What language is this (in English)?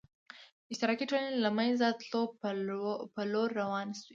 Pashto